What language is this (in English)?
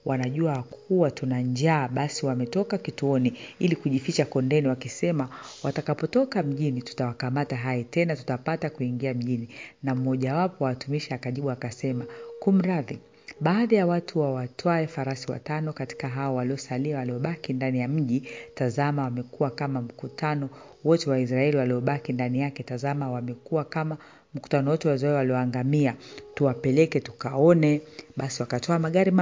Swahili